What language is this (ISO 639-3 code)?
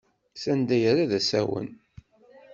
kab